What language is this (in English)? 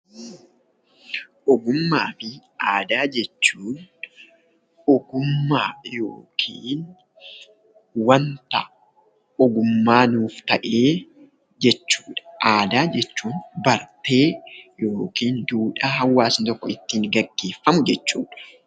Oromo